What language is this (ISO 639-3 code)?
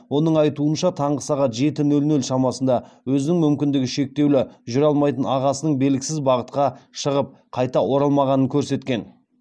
kaz